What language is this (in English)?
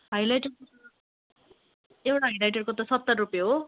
Nepali